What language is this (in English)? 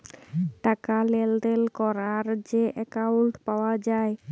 Bangla